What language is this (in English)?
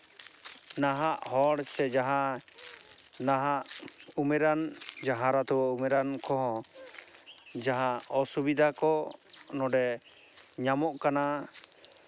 Santali